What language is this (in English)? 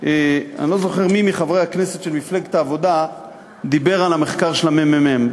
Hebrew